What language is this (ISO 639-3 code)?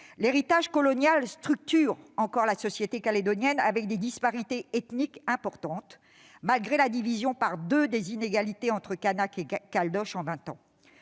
fra